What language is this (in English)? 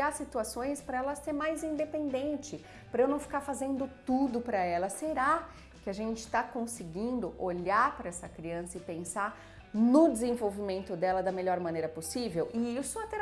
Portuguese